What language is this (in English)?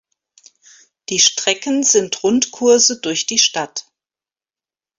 German